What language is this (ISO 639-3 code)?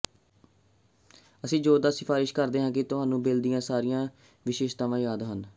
pan